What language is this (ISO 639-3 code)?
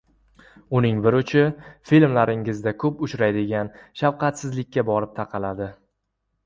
uzb